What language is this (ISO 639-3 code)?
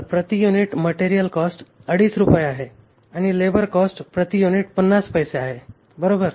mar